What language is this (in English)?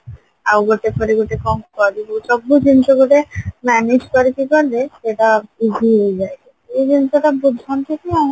Odia